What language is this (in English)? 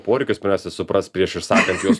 Lithuanian